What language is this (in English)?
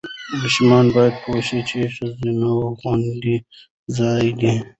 Pashto